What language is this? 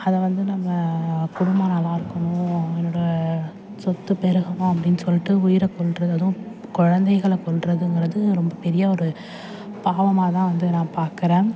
Tamil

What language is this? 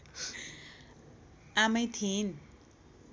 Nepali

